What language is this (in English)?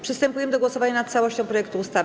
Polish